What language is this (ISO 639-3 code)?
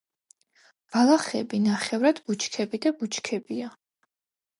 kat